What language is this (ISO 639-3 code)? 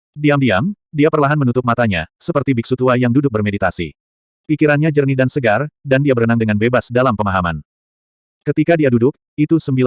ind